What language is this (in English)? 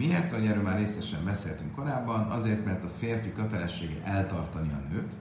Hungarian